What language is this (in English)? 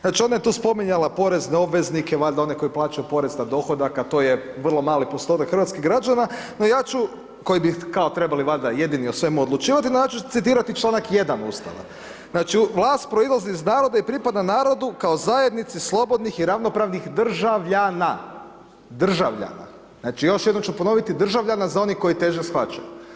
Croatian